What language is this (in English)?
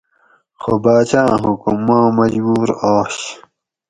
Gawri